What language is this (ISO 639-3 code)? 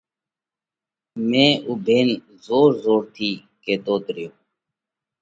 kvx